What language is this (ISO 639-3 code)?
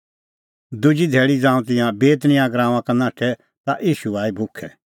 kfx